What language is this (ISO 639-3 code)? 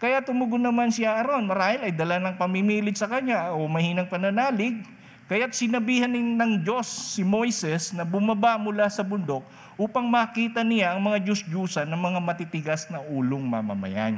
fil